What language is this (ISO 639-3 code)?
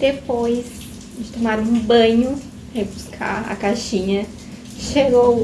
por